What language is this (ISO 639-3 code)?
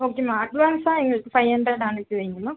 tam